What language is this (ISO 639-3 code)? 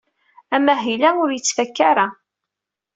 kab